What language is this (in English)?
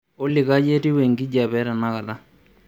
Masai